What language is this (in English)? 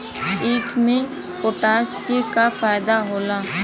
Bhojpuri